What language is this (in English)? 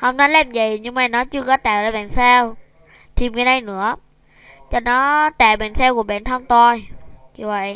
Vietnamese